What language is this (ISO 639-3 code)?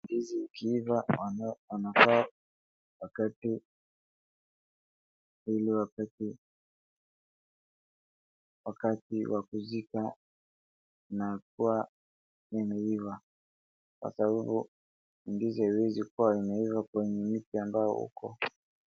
swa